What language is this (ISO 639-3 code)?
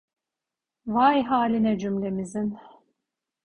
tur